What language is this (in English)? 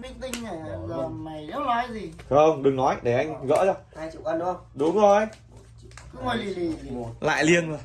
Vietnamese